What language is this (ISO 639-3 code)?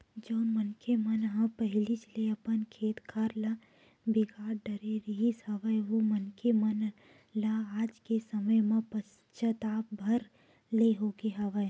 hne